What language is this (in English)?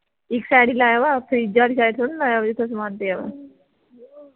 Punjabi